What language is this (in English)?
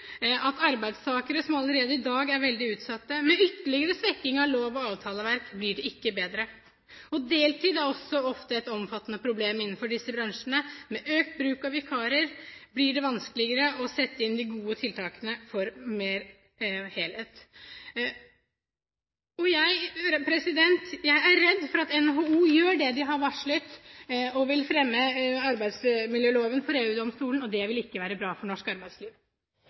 Norwegian